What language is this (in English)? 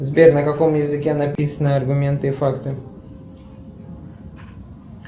Russian